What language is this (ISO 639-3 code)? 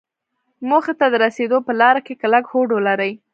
pus